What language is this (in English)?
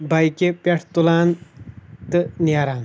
Kashmiri